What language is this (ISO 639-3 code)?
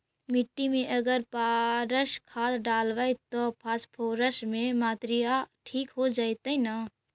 mag